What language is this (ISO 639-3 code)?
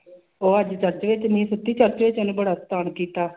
pan